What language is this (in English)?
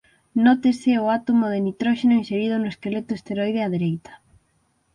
Galician